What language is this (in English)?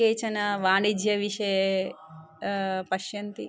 Sanskrit